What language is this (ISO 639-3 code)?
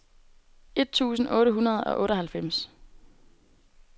dan